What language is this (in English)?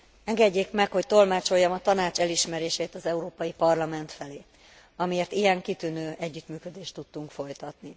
Hungarian